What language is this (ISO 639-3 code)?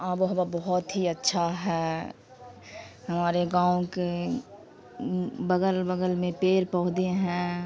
urd